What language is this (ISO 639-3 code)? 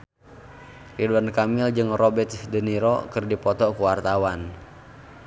sun